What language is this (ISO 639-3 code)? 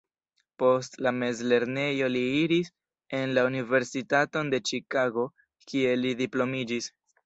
epo